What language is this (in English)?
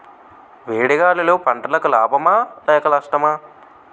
Telugu